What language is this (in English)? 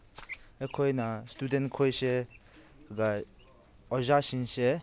Manipuri